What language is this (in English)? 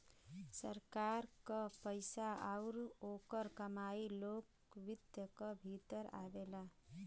Bhojpuri